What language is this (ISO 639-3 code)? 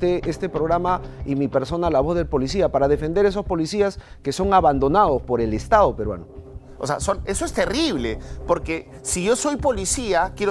spa